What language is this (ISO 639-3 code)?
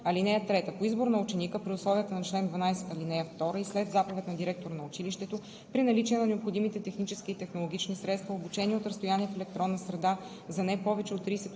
bul